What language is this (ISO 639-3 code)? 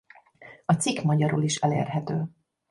hun